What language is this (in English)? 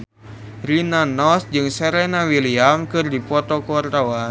Sundanese